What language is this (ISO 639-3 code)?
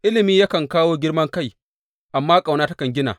hau